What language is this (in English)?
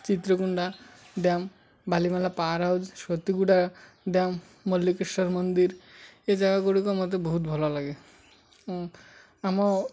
Odia